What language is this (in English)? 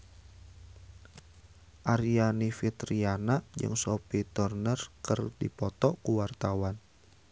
Sundanese